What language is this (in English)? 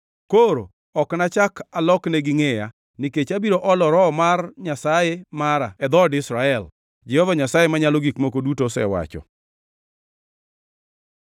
Luo (Kenya and Tanzania)